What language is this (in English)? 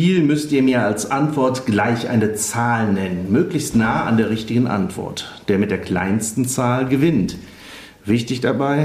German